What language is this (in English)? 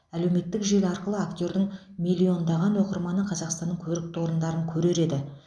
Kazakh